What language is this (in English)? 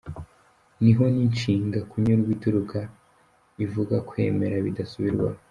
Kinyarwanda